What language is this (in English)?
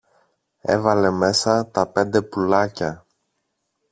Greek